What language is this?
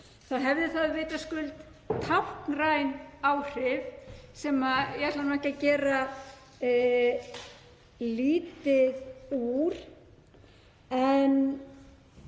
Icelandic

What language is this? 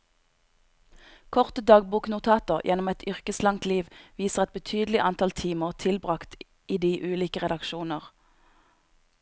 Norwegian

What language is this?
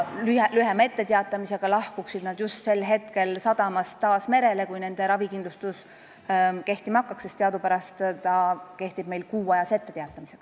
Estonian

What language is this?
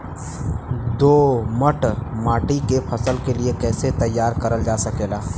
Bhojpuri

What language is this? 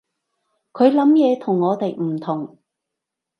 Cantonese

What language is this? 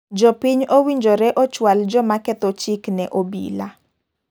Luo (Kenya and Tanzania)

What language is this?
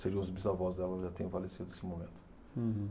Portuguese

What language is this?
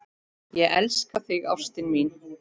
Icelandic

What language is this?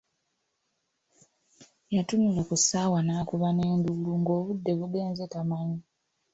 Ganda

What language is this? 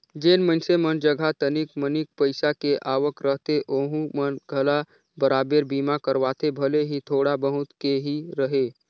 Chhattisgarhi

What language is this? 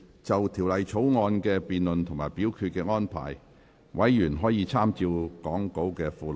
Cantonese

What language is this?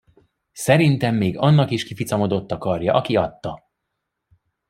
Hungarian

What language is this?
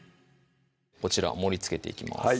Japanese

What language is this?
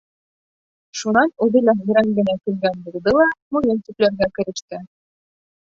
Bashkir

